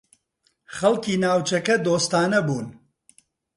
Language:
Central Kurdish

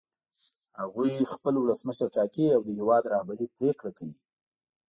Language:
Pashto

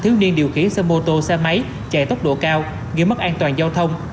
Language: Vietnamese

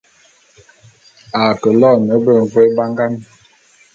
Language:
Bulu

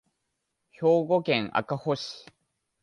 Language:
Japanese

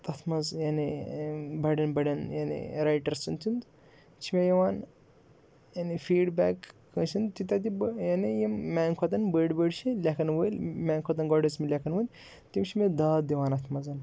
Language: Kashmiri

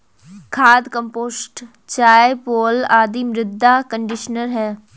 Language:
Hindi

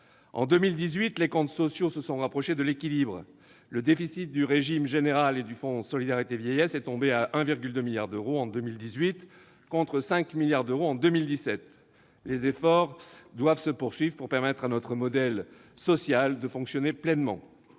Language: French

